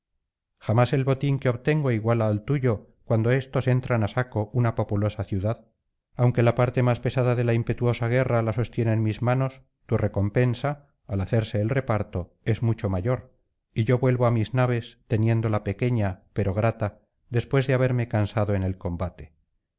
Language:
Spanish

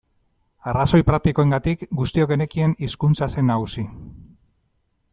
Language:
Basque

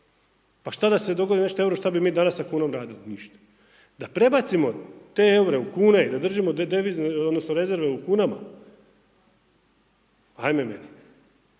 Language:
Croatian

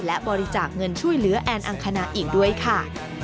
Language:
Thai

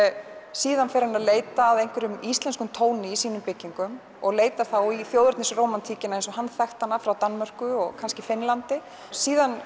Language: Icelandic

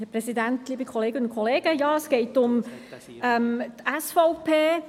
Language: Swiss German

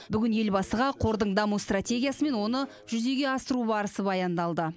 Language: Kazakh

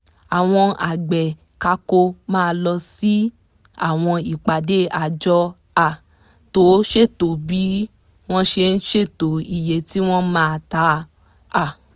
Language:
Yoruba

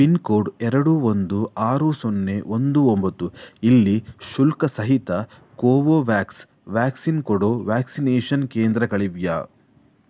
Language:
Kannada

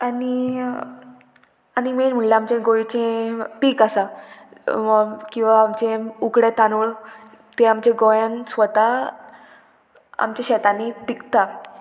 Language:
Konkani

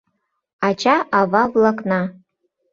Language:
Mari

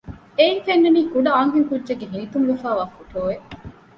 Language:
Divehi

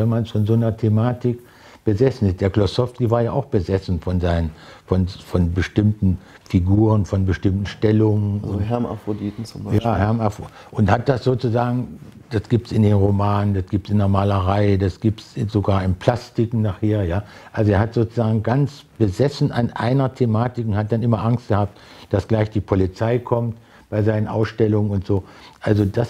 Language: German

